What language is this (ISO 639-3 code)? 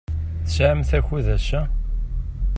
kab